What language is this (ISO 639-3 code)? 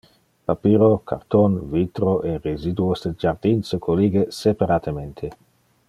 ina